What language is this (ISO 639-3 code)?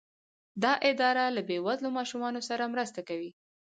pus